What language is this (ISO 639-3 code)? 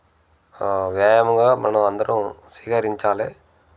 tel